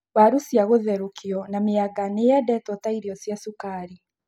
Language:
Kikuyu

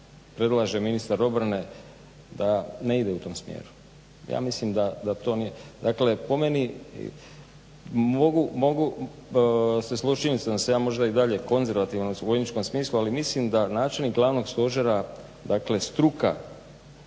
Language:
Croatian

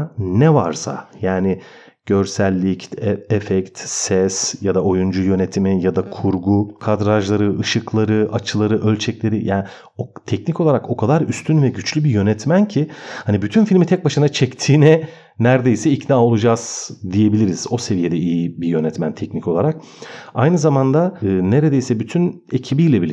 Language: Turkish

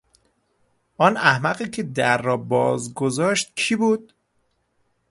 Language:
Persian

